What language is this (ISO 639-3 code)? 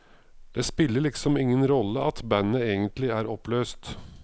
nor